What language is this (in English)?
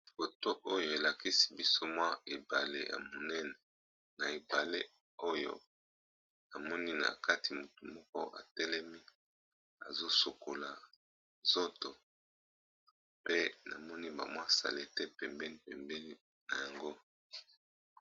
Lingala